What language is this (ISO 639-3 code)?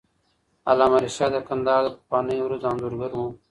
pus